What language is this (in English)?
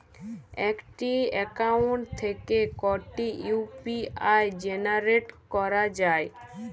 Bangla